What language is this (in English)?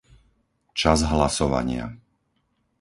Slovak